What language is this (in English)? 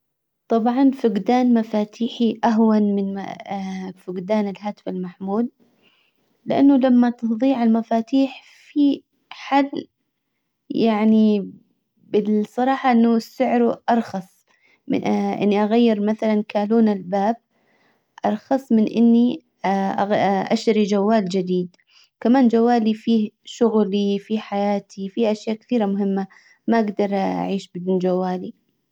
Hijazi Arabic